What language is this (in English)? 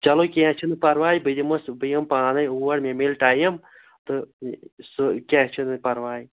Kashmiri